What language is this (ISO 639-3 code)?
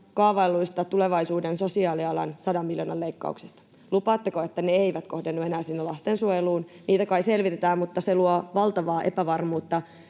fin